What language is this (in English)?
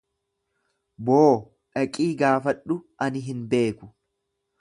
Oromo